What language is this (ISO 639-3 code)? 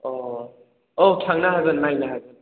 brx